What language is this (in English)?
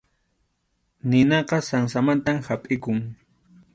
Arequipa-La Unión Quechua